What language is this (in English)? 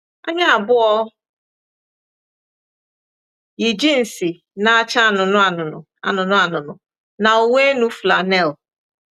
Igbo